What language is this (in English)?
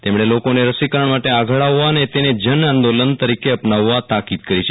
Gujarati